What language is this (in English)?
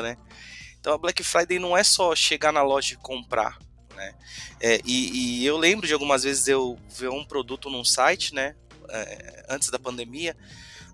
Portuguese